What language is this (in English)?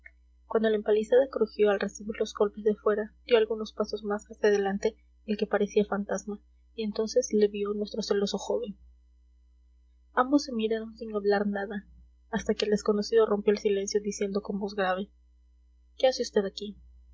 Spanish